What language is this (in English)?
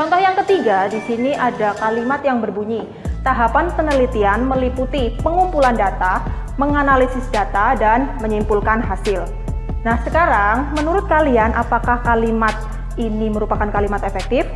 Indonesian